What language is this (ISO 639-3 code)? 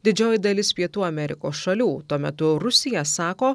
lit